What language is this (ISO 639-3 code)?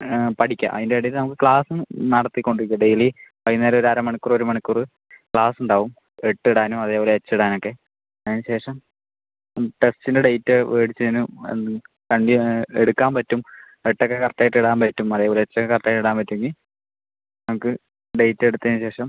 mal